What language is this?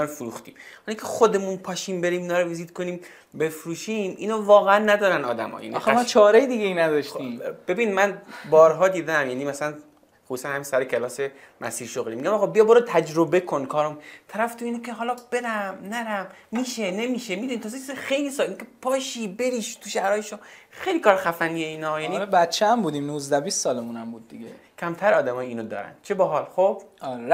Persian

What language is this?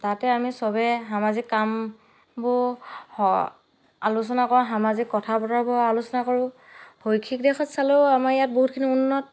Assamese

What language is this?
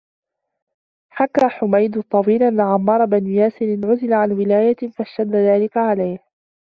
Arabic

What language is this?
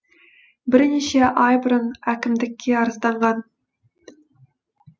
Kazakh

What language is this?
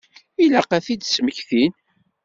Kabyle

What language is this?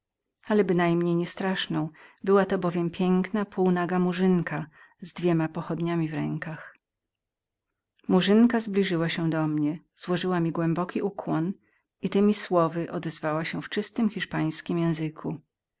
Polish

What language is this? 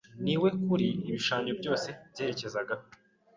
Kinyarwanda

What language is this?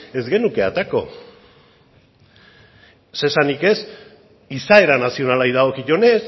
Basque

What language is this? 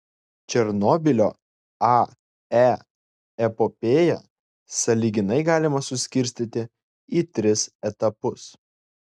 Lithuanian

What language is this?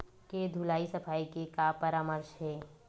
Chhattisgarhi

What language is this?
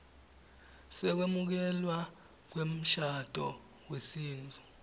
Swati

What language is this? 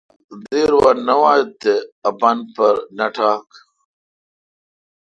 Kalkoti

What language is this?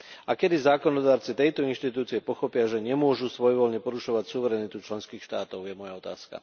Slovak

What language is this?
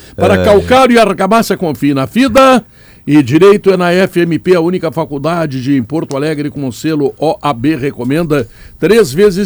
Portuguese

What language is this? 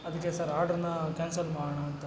Kannada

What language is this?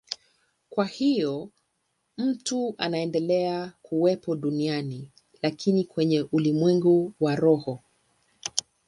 Swahili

